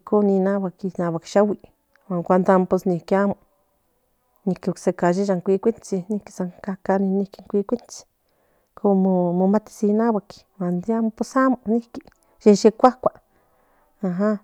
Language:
Central Nahuatl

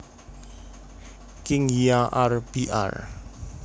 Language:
Javanese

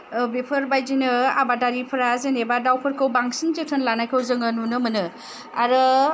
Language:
Bodo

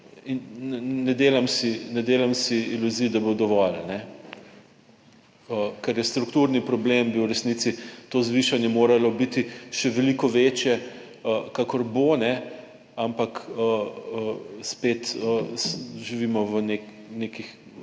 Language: Slovenian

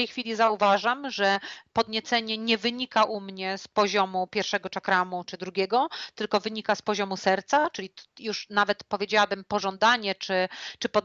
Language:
Polish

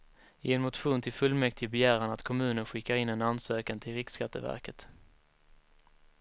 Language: Swedish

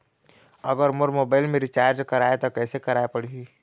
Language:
Chhattisgarhi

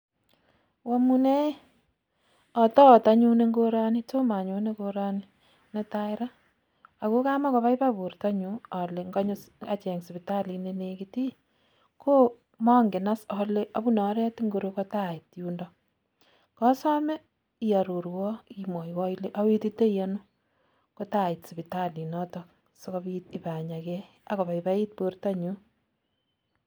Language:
Kalenjin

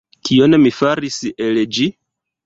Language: Esperanto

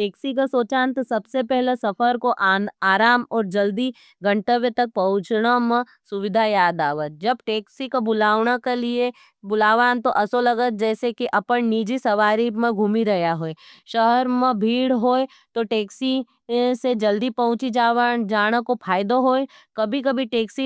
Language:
Nimadi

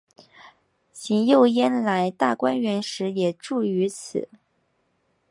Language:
Chinese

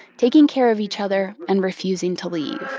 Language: English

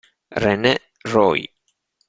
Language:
Italian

